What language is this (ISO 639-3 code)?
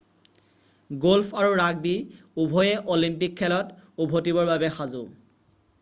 asm